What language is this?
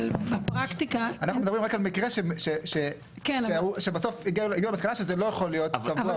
Hebrew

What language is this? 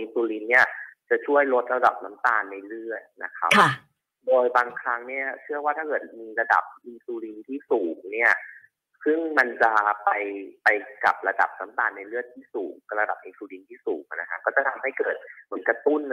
Thai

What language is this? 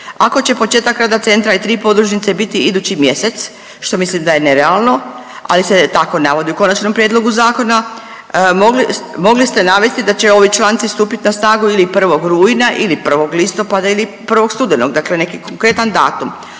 Croatian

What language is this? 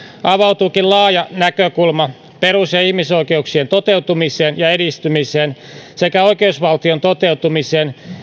Finnish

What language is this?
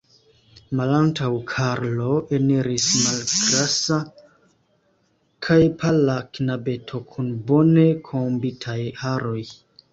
Esperanto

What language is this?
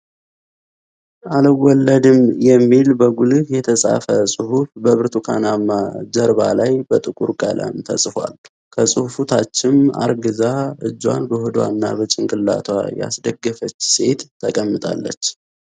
Amharic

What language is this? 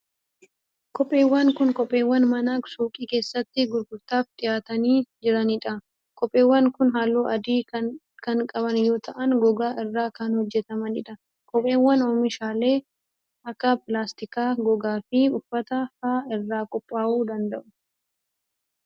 Oromo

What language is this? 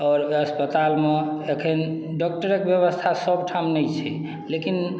Maithili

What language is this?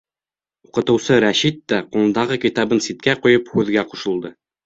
Bashkir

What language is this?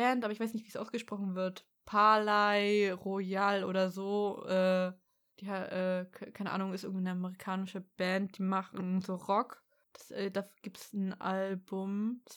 German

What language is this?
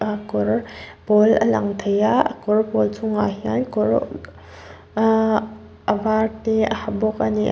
Mizo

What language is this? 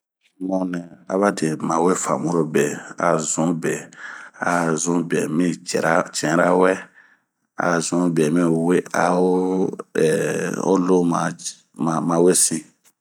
Bomu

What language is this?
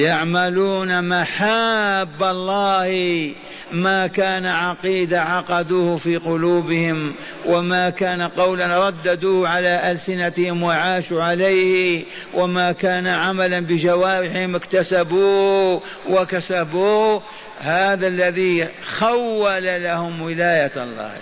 Arabic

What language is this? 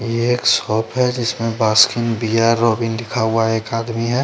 Hindi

